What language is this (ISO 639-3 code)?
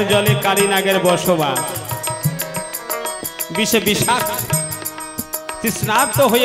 ben